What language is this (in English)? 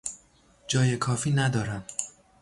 Persian